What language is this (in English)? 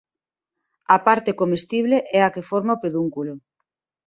Galician